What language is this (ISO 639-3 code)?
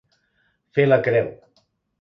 cat